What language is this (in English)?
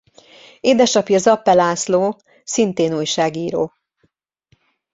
Hungarian